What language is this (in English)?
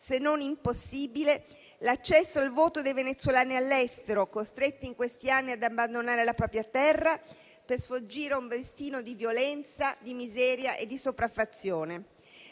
Italian